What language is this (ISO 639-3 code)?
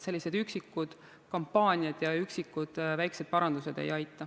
est